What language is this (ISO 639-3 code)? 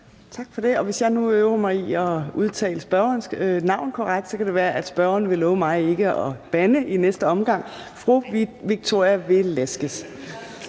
dan